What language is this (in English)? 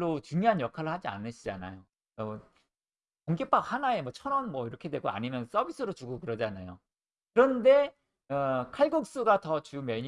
Korean